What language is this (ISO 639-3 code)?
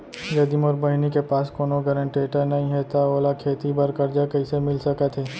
hne